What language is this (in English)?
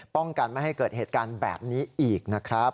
Thai